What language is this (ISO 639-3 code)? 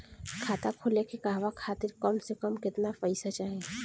bho